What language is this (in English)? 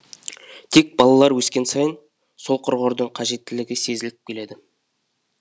Kazakh